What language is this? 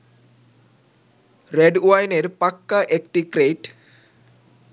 Bangla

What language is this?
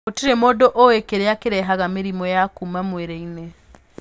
Kikuyu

